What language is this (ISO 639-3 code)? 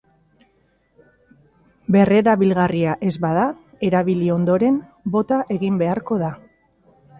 eus